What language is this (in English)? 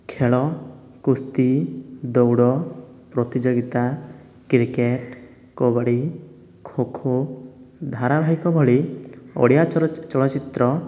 Odia